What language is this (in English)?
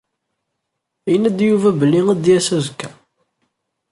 Kabyle